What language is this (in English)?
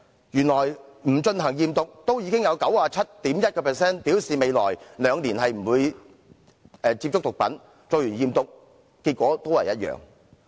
Cantonese